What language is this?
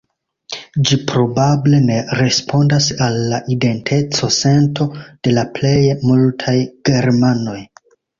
Esperanto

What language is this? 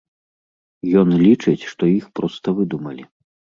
Belarusian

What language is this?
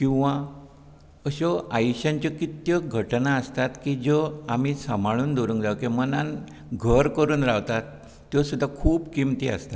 Konkani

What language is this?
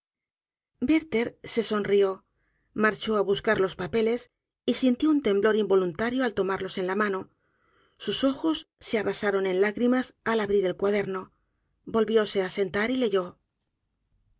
Spanish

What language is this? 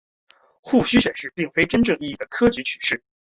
Chinese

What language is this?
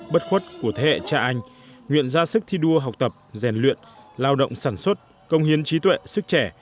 Vietnamese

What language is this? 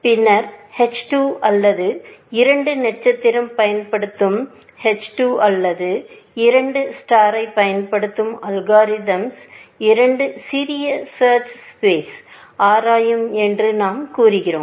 Tamil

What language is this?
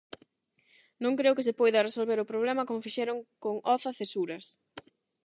Galician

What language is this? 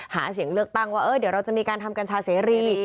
Thai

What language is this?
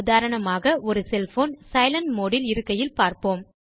Tamil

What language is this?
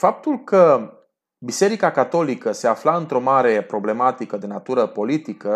Romanian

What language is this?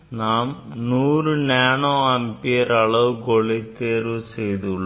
Tamil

